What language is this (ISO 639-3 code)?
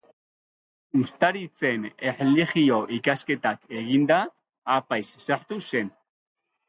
eus